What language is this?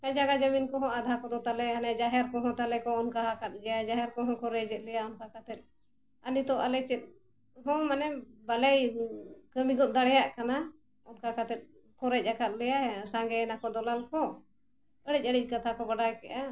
Santali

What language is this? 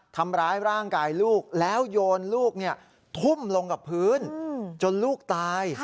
Thai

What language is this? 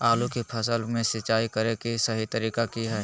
Magahi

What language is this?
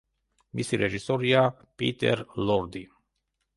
Georgian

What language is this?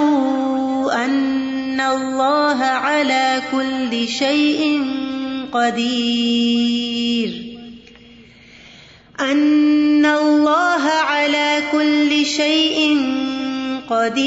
Urdu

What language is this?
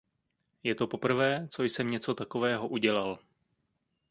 Czech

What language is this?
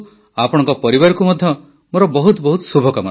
Odia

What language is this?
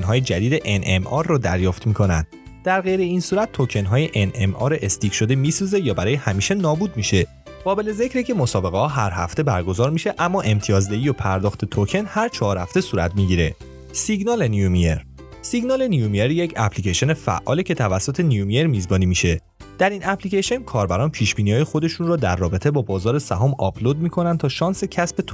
Persian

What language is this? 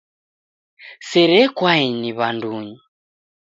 Taita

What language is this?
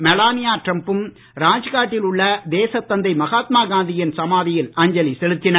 Tamil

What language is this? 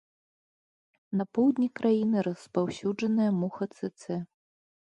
Belarusian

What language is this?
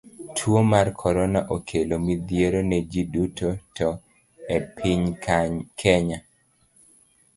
Luo (Kenya and Tanzania)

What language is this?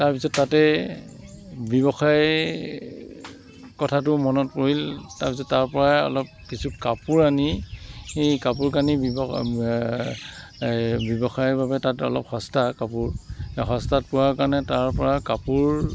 Assamese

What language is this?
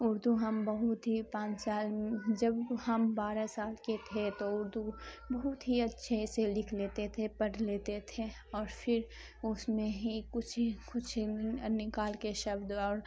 Urdu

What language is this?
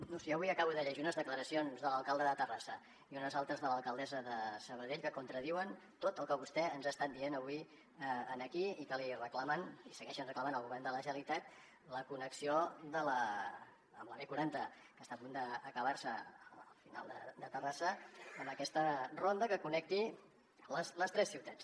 Catalan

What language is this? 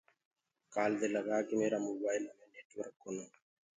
Gurgula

